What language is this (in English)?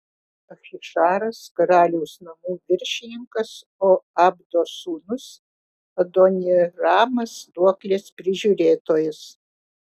Lithuanian